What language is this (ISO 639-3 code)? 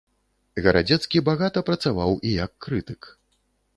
bel